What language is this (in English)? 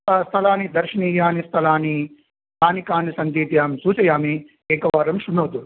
Sanskrit